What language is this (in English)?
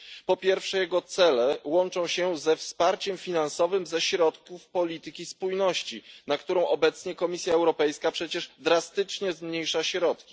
Polish